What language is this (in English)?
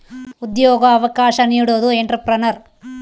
Kannada